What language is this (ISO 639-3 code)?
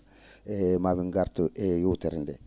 ful